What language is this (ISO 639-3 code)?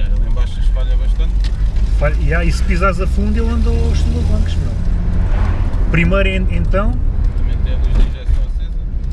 por